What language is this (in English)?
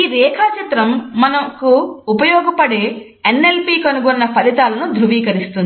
Telugu